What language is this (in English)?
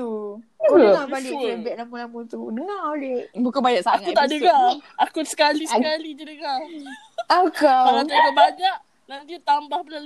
Malay